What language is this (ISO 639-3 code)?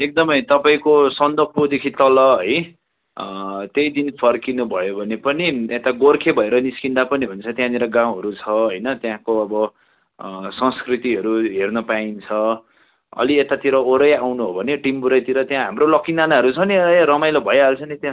nep